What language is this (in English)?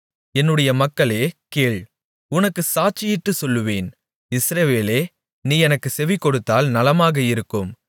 Tamil